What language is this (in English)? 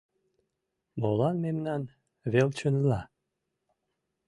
Mari